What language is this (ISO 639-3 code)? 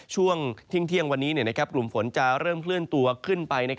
tha